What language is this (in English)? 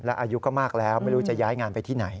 Thai